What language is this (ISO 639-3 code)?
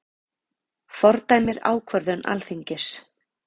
isl